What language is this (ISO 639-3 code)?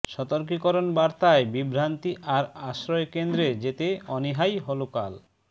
ben